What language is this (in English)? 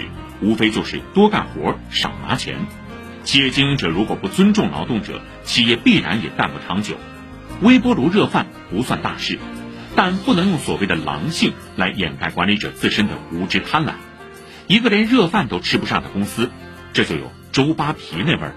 Chinese